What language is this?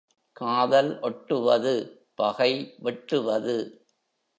Tamil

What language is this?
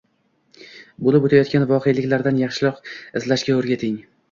Uzbek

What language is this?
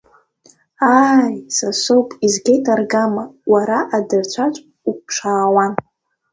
Abkhazian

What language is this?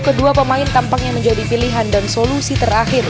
Indonesian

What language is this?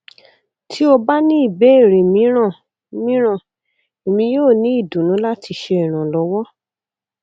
Yoruba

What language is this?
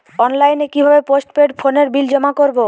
Bangla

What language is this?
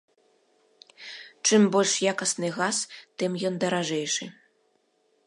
Belarusian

